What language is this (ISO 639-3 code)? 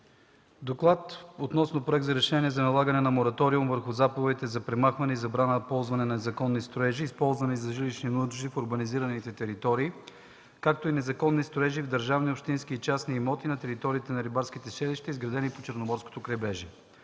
bul